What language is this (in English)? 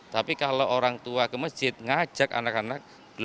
Indonesian